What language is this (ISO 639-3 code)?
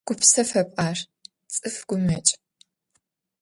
ady